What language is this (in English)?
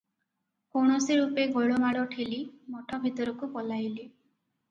Odia